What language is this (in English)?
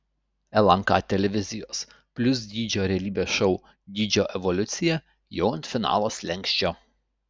Lithuanian